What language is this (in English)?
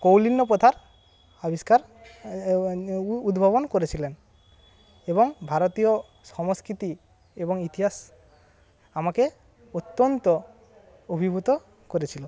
Bangla